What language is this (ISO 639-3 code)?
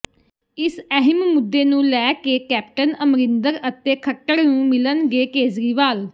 pan